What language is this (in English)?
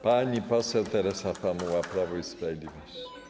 Polish